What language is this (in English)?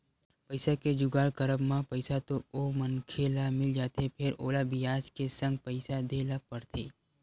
Chhattisgarhi